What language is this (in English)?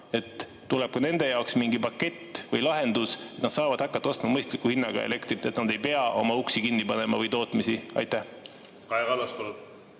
Estonian